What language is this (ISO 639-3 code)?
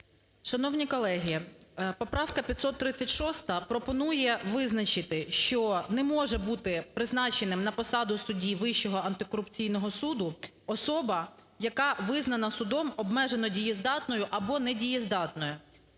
ukr